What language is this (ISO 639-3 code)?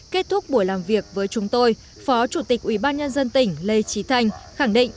vie